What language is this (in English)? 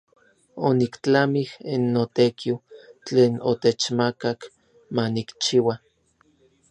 Orizaba Nahuatl